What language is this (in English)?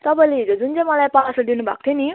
Nepali